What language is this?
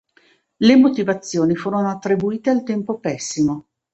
Italian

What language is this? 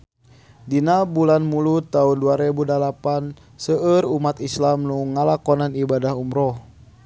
Sundanese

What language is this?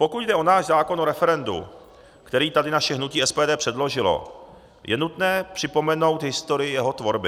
Czech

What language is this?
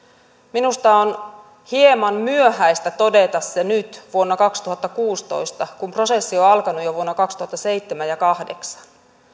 Finnish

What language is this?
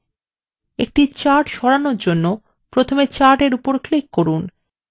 Bangla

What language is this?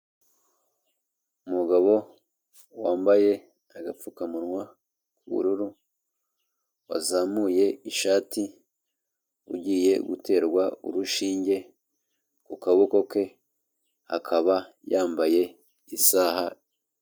Kinyarwanda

